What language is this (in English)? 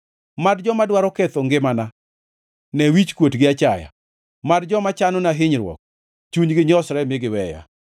Luo (Kenya and Tanzania)